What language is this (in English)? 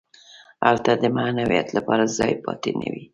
Pashto